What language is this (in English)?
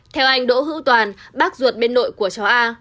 Vietnamese